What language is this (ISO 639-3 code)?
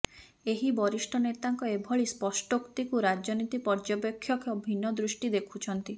ori